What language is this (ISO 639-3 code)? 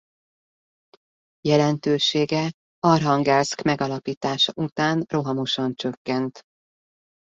hun